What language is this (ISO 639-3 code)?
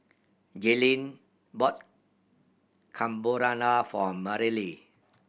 eng